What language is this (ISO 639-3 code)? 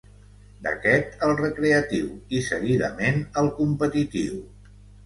cat